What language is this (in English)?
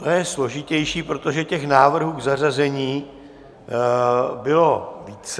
Czech